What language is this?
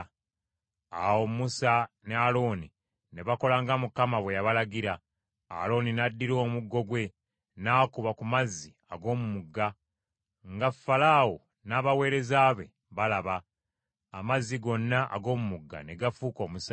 Ganda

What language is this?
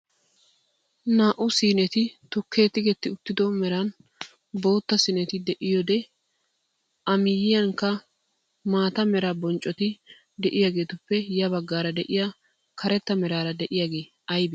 Wolaytta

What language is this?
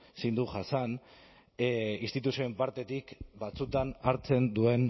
Basque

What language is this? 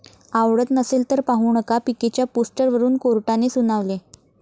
Marathi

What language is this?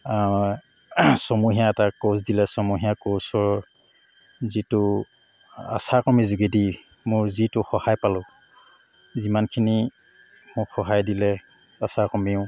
Assamese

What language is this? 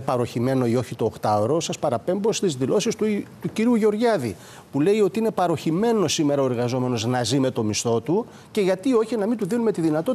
Greek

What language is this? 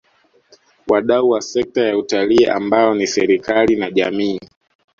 Swahili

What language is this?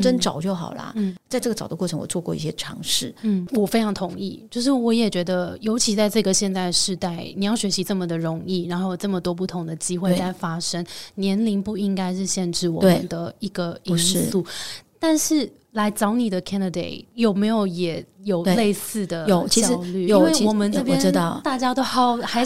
Chinese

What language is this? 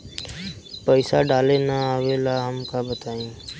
Bhojpuri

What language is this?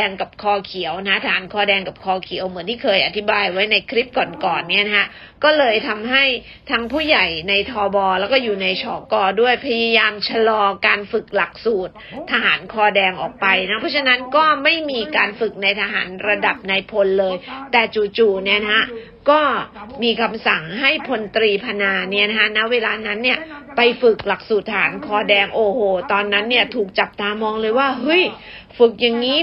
Thai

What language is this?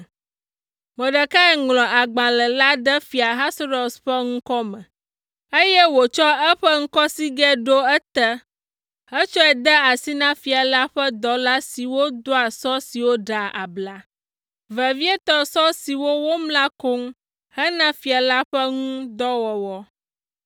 Ewe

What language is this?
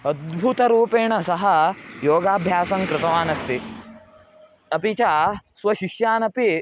Sanskrit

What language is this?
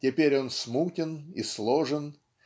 Russian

